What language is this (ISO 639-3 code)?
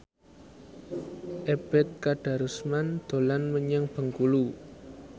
jav